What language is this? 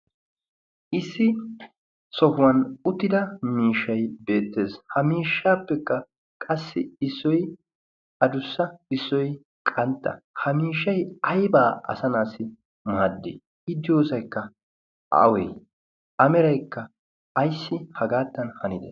Wolaytta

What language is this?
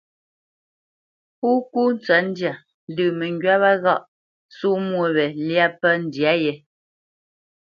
Bamenyam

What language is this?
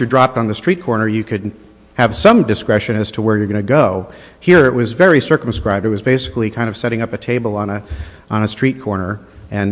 English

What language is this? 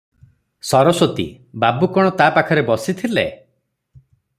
Odia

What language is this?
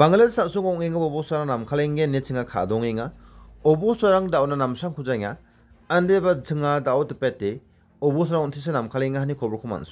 Indonesian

